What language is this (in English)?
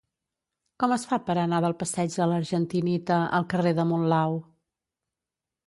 Catalan